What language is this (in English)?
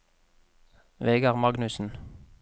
Norwegian